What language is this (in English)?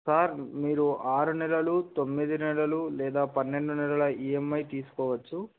Telugu